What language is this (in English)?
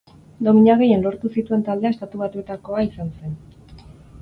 Basque